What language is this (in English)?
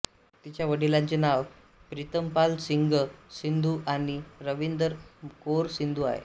Marathi